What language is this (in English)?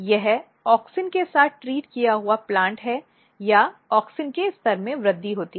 Hindi